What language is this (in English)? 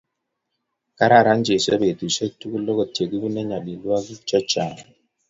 Kalenjin